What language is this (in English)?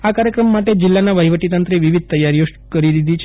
Gujarati